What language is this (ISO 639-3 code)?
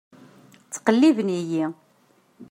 kab